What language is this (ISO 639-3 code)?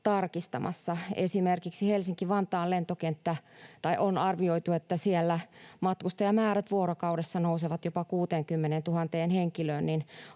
fin